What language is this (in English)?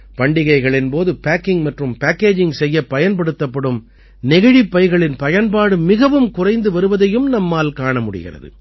Tamil